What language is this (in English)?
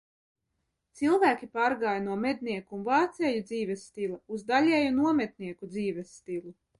Latvian